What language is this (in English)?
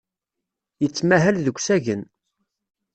Kabyle